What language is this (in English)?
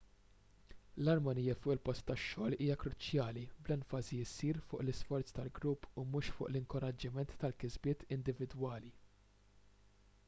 Maltese